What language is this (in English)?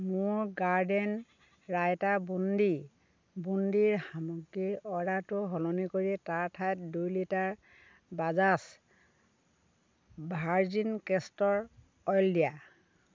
Assamese